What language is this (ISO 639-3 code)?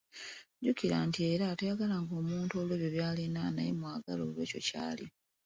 lug